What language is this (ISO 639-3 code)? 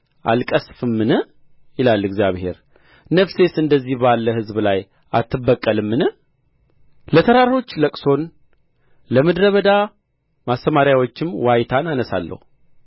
amh